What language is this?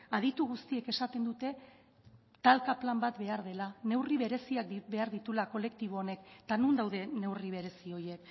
Basque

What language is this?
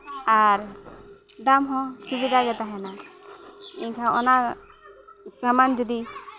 Santali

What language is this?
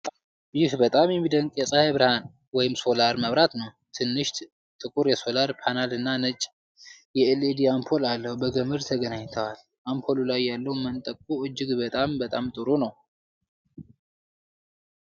Amharic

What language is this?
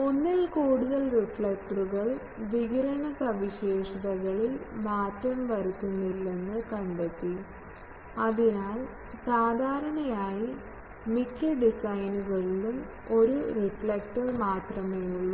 Malayalam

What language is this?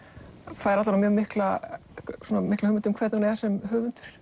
Icelandic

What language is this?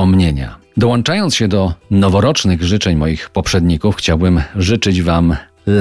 Polish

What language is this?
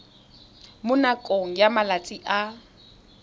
Tswana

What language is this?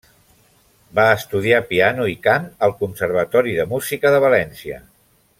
Catalan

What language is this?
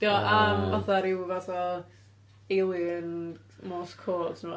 Welsh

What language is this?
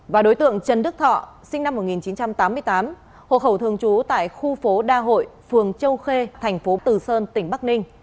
Vietnamese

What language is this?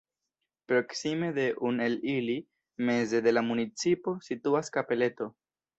Esperanto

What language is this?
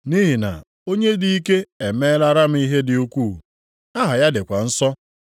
Igbo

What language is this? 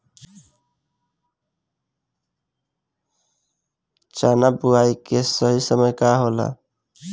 Bhojpuri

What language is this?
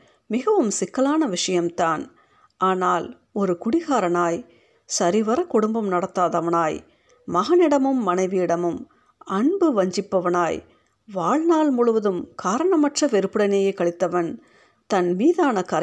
Tamil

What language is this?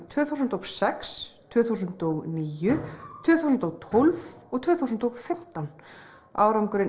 Icelandic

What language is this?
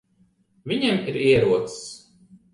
Latvian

